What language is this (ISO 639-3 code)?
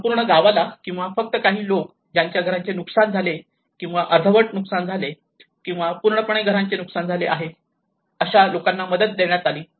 mar